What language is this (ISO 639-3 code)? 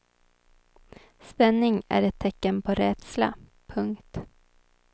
swe